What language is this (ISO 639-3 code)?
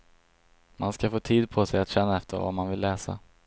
swe